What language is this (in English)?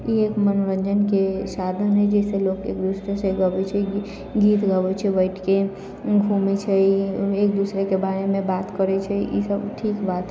Maithili